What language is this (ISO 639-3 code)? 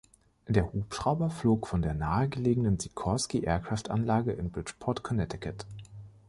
deu